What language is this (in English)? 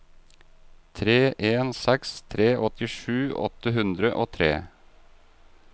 Norwegian